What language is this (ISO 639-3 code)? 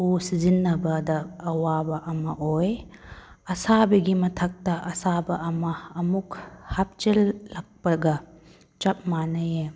mni